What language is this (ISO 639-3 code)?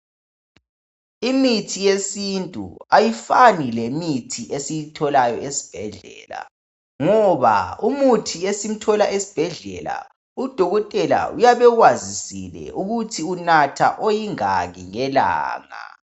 nde